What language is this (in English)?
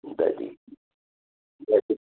Manipuri